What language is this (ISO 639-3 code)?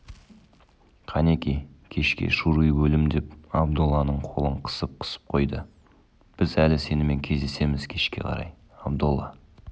kaz